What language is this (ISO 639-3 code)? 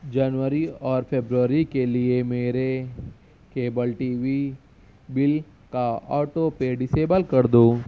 urd